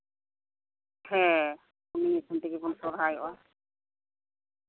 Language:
Santali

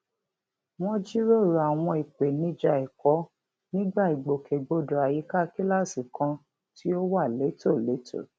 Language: Yoruba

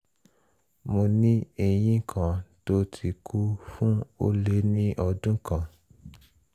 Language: Yoruba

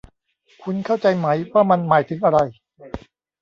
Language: Thai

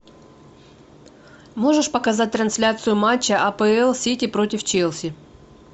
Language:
Russian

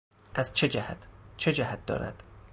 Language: Persian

